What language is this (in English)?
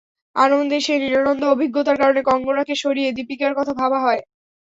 Bangla